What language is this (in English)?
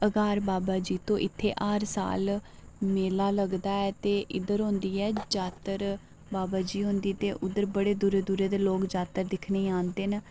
Dogri